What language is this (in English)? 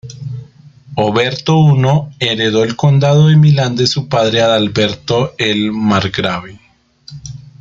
Spanish